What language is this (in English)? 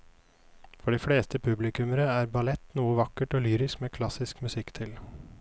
Norwegian